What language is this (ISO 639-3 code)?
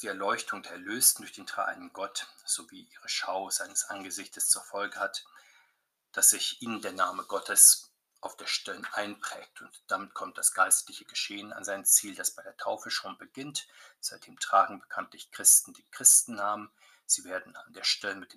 deu